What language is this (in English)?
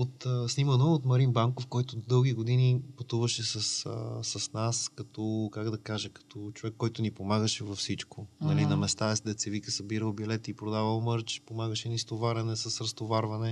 Bulgarian